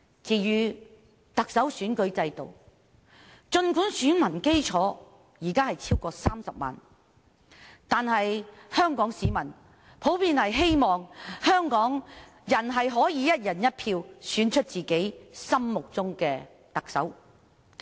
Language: Cantonese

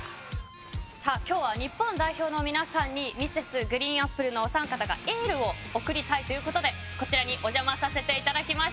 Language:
Japanese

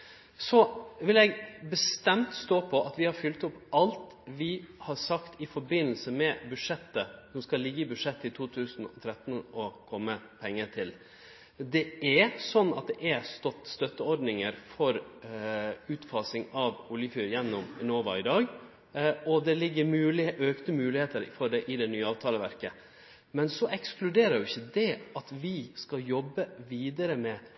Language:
Norwegian Nynorsk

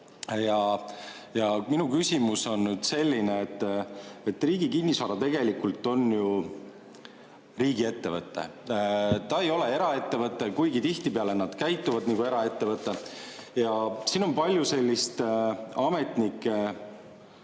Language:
Estonian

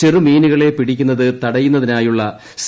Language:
Malayalam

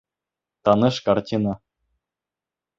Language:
Bashkir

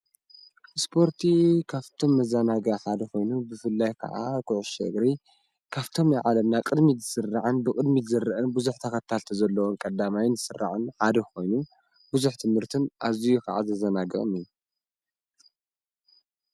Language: Tigrinya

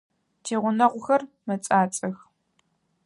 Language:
Adyghe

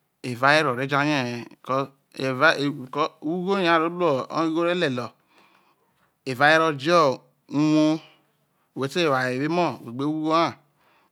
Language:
Isoko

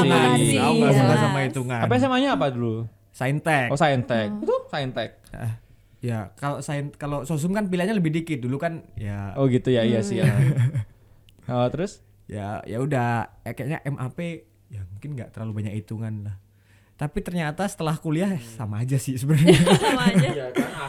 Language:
Indonesian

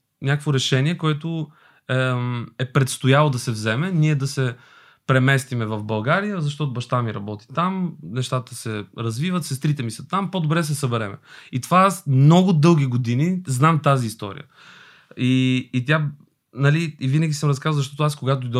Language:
Bulgarian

